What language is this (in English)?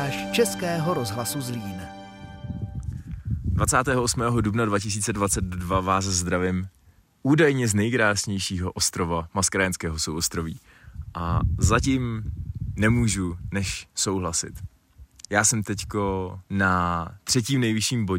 Czech